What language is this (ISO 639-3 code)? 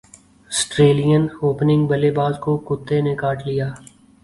urd